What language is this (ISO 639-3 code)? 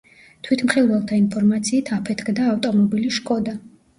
kat